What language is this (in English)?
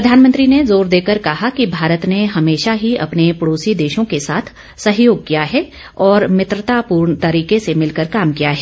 Hindi